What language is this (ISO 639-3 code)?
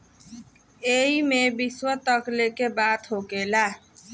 bho